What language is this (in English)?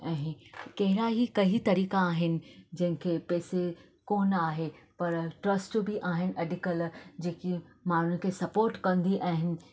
Sindhi